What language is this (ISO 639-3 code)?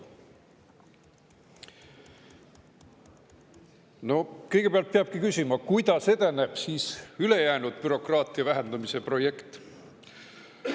est